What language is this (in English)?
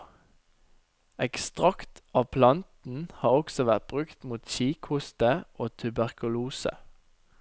Norwegian